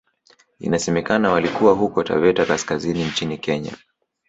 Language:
Swahili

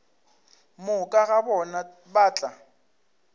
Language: Northern Sotho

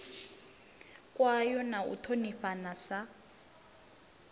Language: Venda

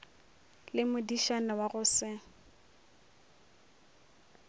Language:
Northern Sotho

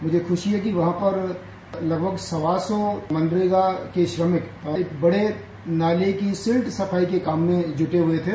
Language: Hindi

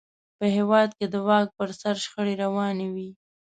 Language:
Pashto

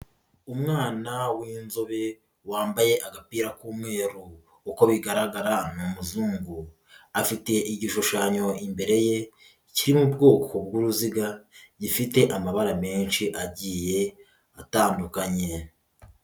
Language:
Kinyarwanda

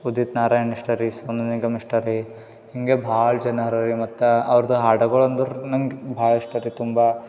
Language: Kannada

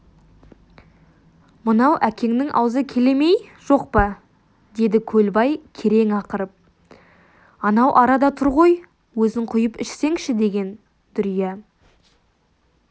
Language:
Kazakh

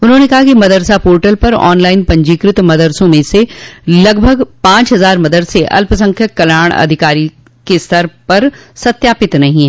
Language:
Hindi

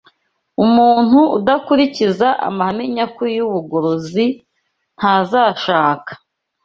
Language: Kinyarwanda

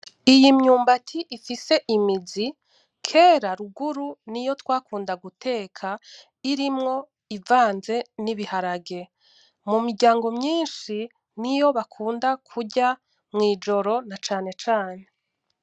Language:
Rundi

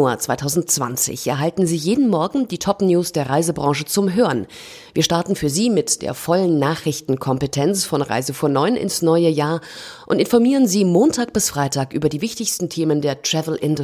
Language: German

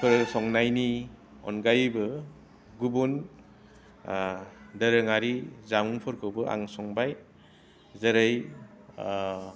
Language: Bodo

